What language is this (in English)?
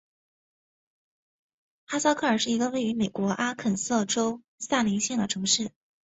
Chinese